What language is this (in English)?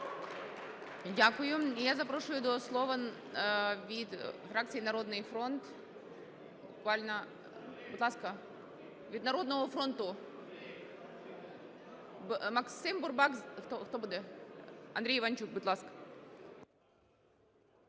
Ukrainian